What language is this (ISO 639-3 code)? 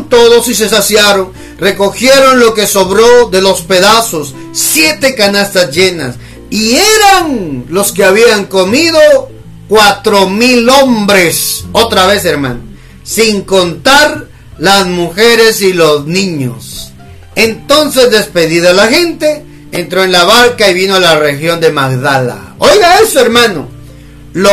spa